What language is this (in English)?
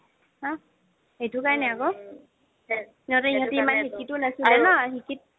Assamese